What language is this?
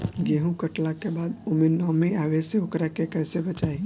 Bhojpuri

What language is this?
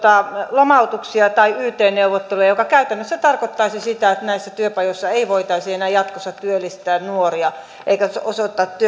Finnish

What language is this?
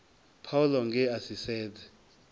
Venda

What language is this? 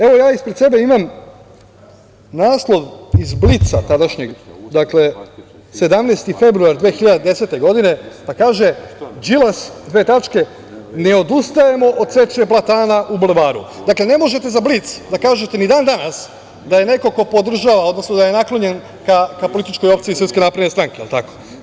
Serbian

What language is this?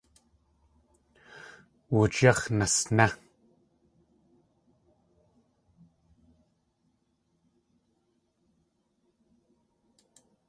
Tlingit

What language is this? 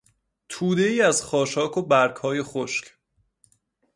Persian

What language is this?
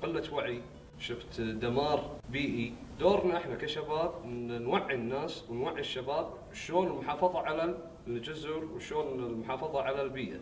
Arabic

